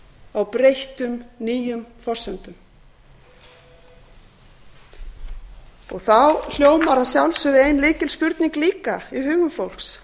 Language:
Icelandic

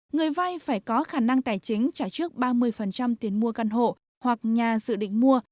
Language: Vietnamese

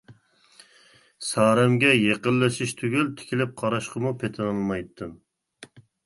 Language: Uyghur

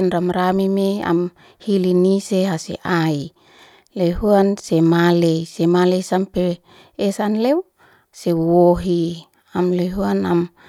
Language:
Liana-Seti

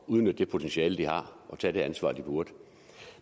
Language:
Danish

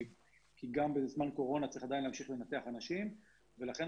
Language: Hebrew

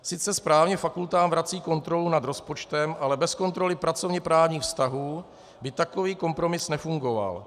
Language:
Czech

